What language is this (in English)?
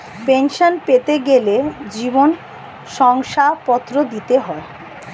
Bangla